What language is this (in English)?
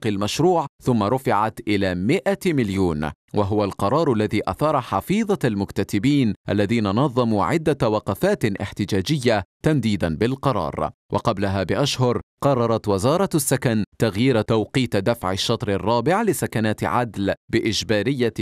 Arabic